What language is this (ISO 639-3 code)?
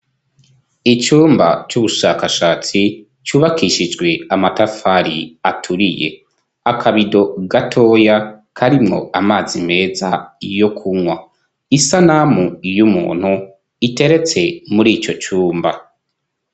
run